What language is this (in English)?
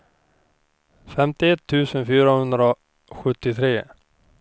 Swedish